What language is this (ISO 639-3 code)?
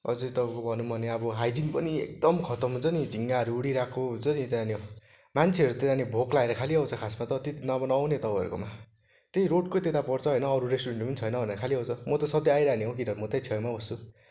nep